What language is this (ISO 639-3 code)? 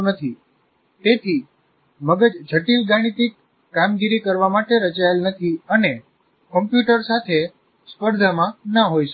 guj